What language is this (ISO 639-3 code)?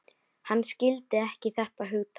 isl